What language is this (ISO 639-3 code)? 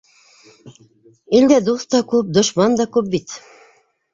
bak